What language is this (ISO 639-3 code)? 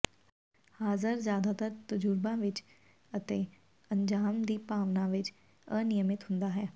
pan